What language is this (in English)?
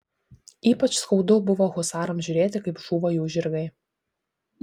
Lithuanian